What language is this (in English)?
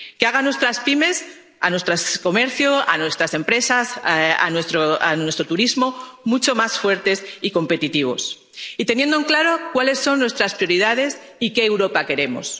Spanish